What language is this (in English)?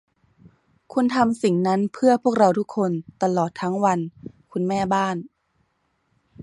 Thai